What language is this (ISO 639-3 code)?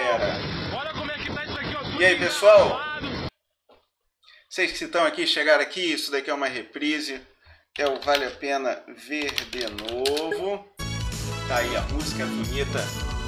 por